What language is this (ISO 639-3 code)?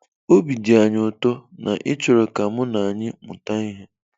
ibo